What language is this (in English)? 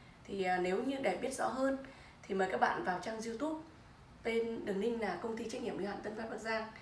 Vietnamese